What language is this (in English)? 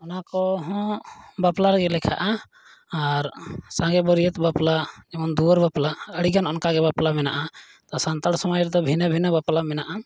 Santali